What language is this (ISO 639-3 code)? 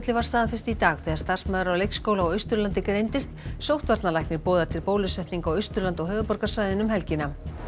isl